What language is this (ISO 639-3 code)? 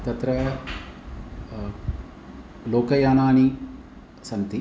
san